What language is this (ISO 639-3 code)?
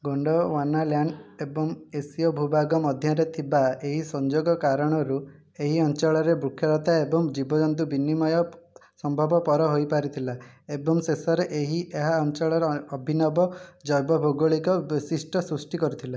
ori